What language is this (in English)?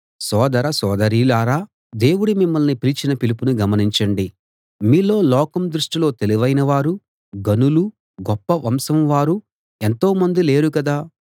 Telugu